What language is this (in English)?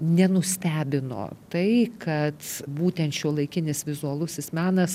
Lithuanian